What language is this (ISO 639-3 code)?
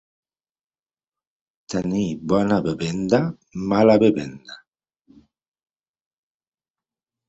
cat